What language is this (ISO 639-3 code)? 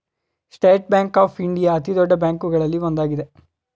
kan